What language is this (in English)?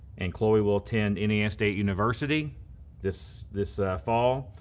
English